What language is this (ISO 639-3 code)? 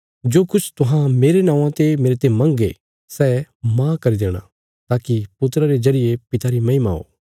kfs